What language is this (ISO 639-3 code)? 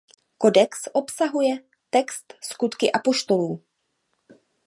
ces